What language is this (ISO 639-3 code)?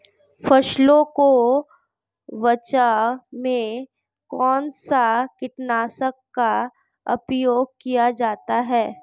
hin